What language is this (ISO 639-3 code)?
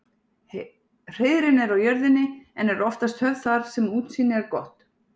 isl